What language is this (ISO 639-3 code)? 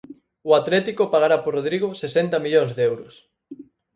glg